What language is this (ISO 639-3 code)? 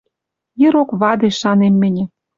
mrj